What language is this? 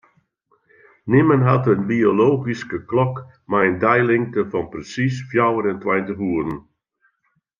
Western Frisian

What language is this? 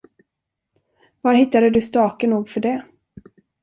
Swedish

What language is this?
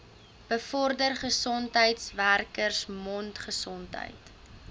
Afrikaans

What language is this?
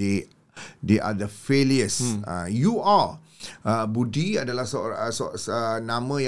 Malay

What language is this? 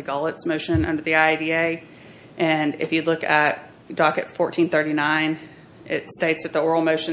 English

